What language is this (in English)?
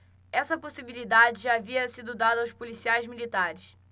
Portuguese